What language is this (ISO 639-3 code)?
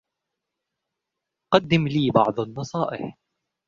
ara